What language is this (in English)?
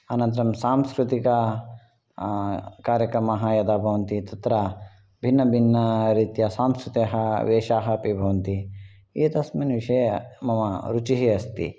Sanskrit